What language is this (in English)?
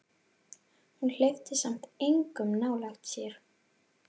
Icelandic